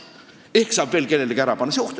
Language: Estonian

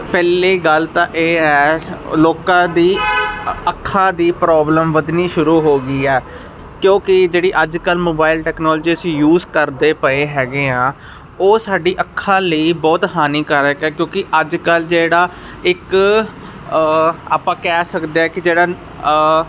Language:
Punjabi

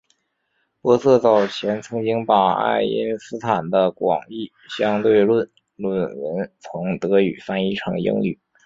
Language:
Chinese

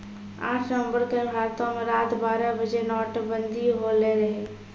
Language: Maithili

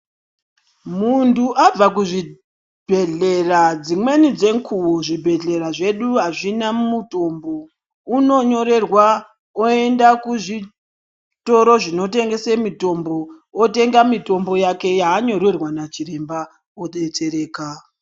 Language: Ndau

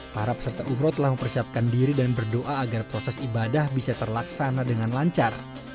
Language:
Indonesian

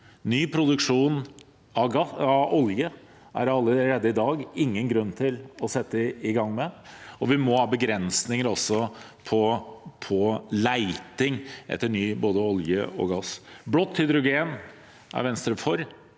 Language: Norwegian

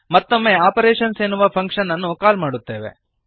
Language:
Kannada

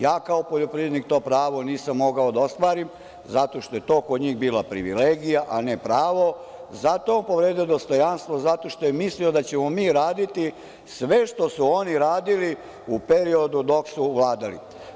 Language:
Serbian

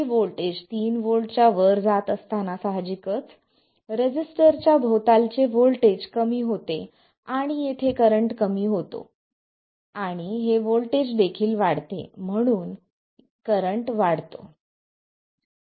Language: Marathi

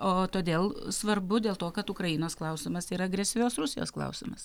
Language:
Lithuanian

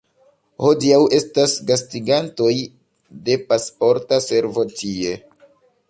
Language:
Esperanto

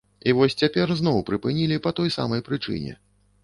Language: Belarusian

